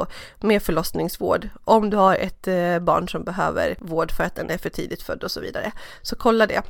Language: Swedish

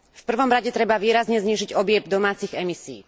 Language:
Slovak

